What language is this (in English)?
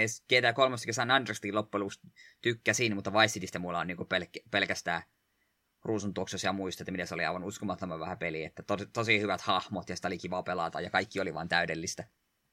Finnish